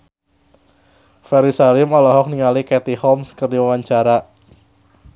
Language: Sundanese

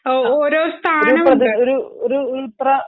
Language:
Malayalam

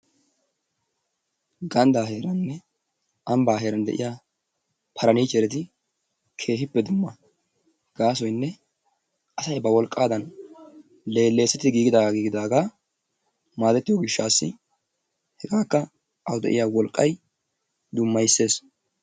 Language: Wolaytta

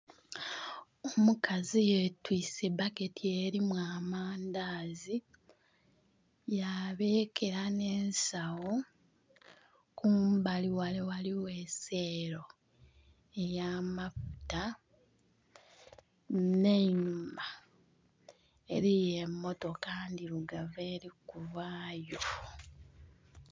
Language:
Soga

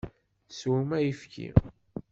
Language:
Kabyle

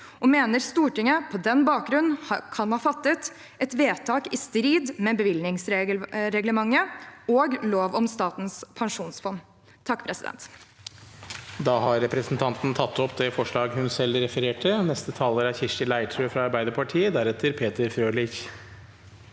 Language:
Norwegian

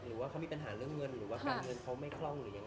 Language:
Thai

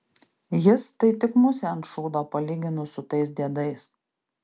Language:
Lithuanian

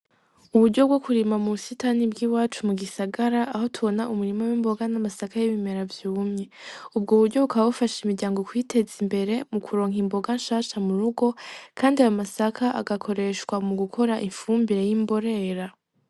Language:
Rundi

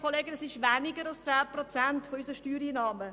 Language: Swiss German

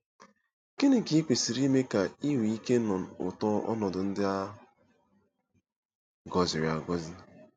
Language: Igbo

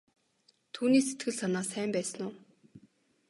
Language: Mongolian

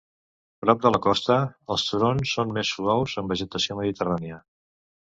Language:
Catalan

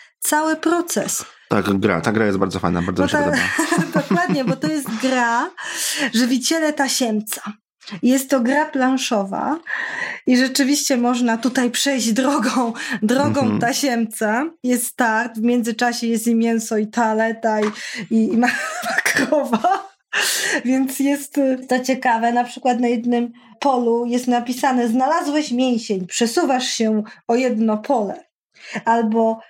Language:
Polish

